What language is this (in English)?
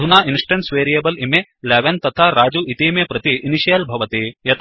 Sanskrit